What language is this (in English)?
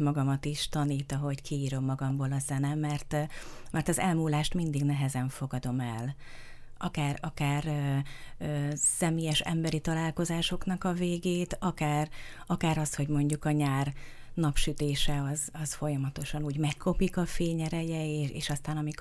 Hungarian